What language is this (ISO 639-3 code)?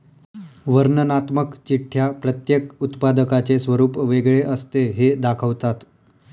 mar